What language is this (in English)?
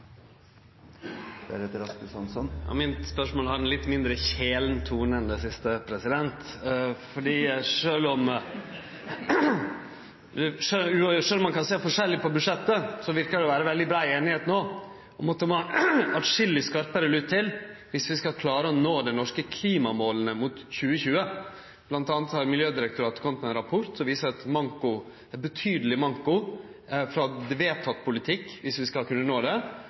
Norwegian Nynorsk